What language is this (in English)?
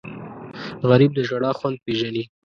Pashto